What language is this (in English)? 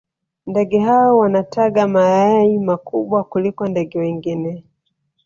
Swahili